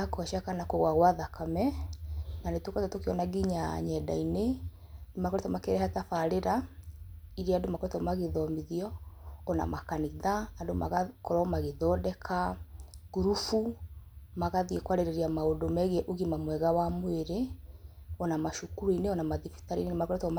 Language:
Kikuyu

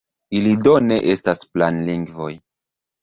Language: Esperanto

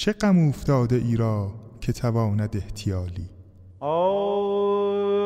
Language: Persian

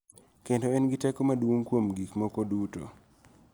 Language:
Luo (Kenya and Tanzania)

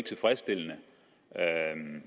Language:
Danish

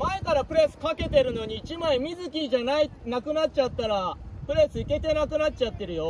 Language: Japanese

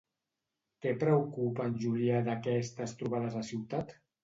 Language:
Catalan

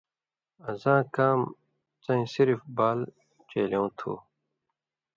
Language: Indus Kohistani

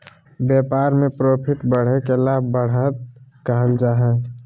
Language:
Magahi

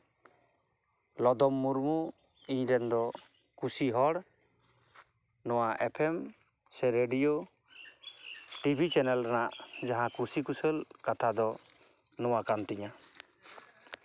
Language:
Santali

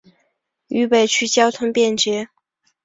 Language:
Chinese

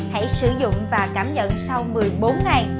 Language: Vietnamese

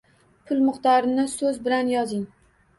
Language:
Uzbek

